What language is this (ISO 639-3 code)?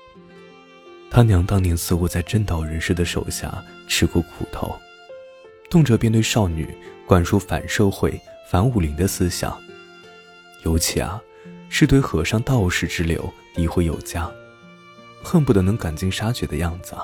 zho